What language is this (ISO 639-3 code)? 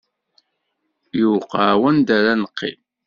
kab